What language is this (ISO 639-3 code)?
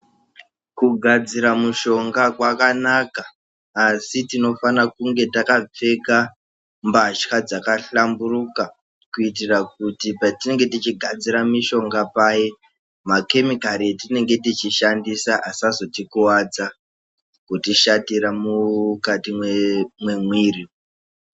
ndc